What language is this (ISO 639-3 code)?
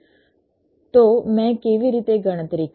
guj